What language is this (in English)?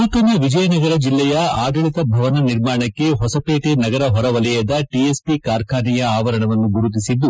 Kannada